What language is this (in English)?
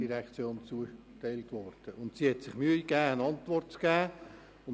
Swiss German